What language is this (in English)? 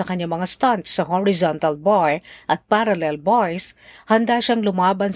Filipino